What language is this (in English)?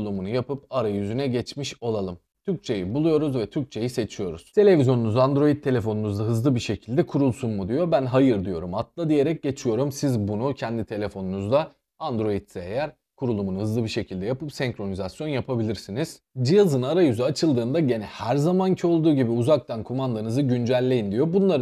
Turkish